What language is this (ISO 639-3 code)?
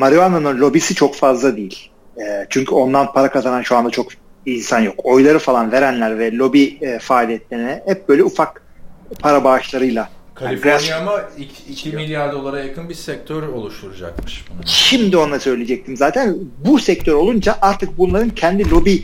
tur